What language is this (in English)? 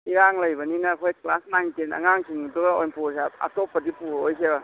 Manipuri